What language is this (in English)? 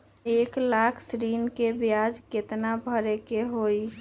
Magahi